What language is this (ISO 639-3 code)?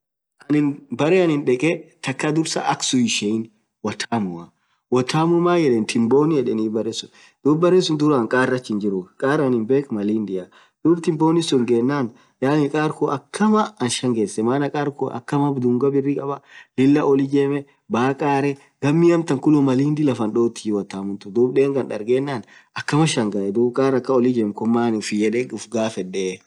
orc